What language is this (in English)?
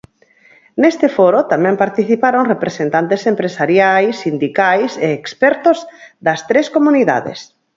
Galician